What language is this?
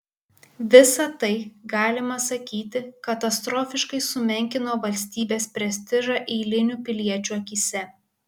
Lithuanian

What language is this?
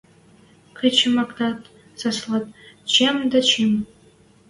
Western Mari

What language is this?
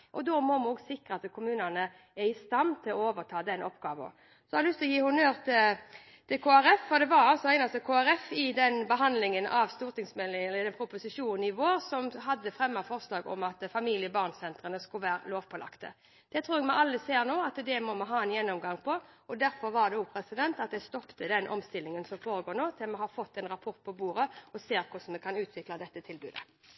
Norwegian Bokmål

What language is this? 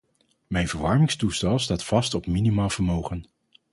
Dutch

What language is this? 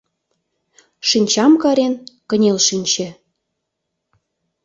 Mari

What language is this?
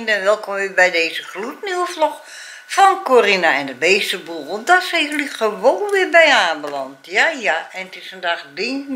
Dutch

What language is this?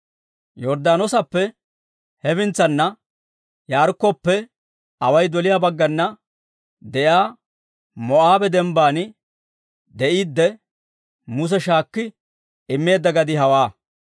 Dawro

